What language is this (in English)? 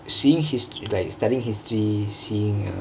English